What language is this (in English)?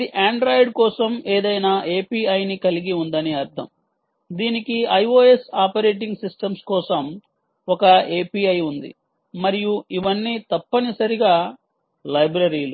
Telugu